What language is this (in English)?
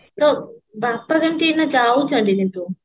Odia